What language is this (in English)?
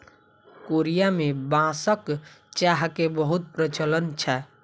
Maithili